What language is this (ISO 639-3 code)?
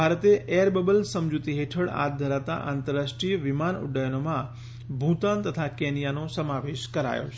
guj